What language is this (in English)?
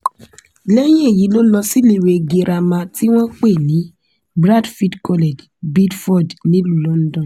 Yoruba